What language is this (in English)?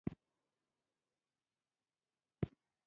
Pashto